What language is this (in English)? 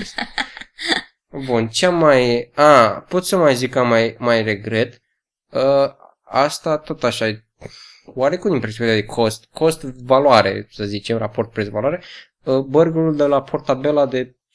Romanian